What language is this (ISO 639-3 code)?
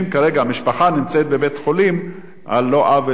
heb